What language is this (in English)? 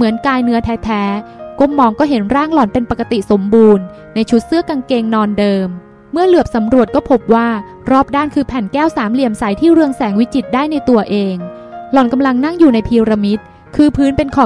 Thai